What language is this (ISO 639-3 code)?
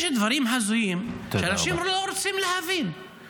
heb